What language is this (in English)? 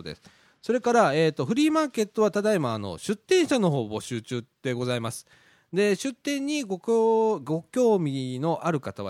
Japanese